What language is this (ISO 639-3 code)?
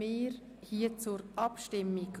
gsw